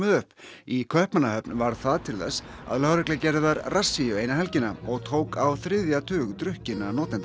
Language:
Icelandic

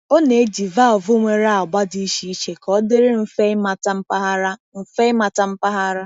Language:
Igbo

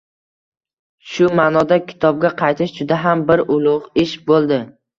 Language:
Uzbek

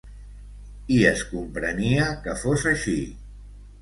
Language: Catalan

